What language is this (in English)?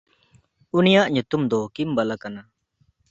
Santali